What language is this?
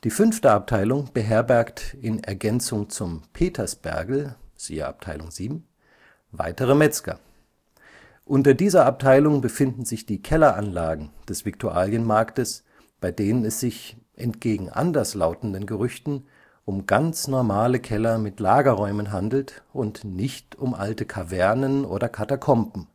German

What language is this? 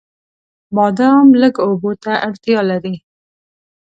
Pashto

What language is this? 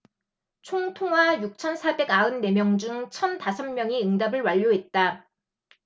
Korean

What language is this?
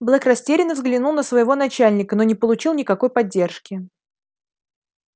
Russian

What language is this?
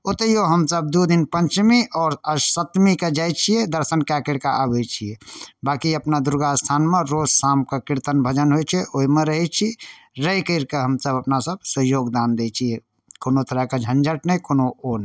Maithili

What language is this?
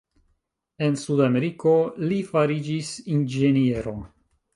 Esperanto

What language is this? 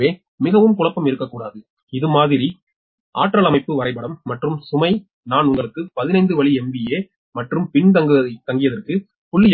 Tamil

